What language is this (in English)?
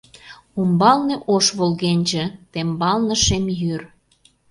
Mari